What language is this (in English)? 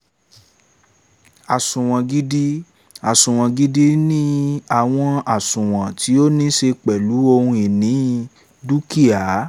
Yoruba